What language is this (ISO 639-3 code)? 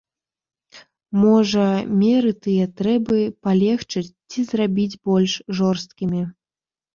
bel